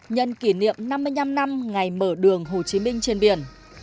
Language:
Vietnamese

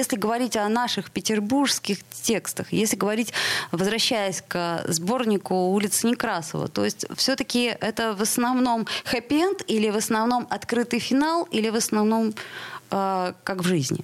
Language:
Russian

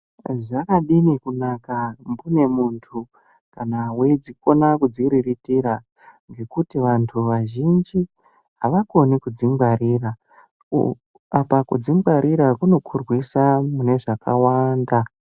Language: Ndau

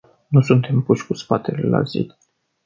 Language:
Romanian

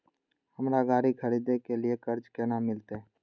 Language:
Maithili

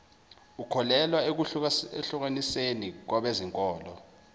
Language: Zulu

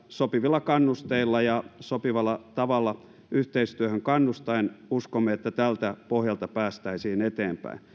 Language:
Finnish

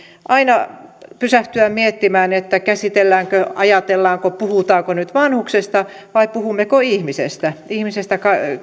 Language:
Finnish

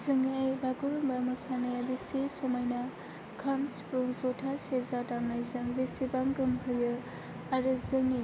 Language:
Bodo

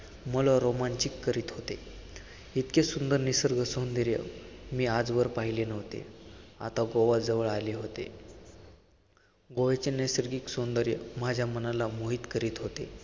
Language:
Marathi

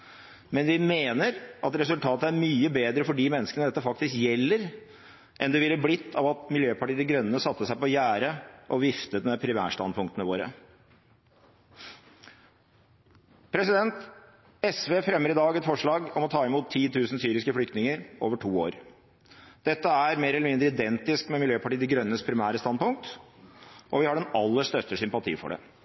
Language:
Norwegian Bokmål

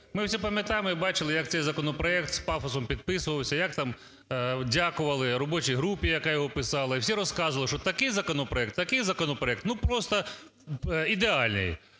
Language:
Ukrainian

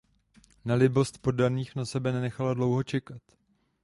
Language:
Czech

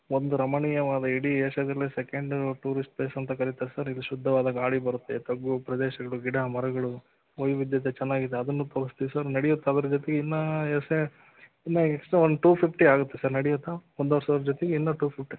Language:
Kannada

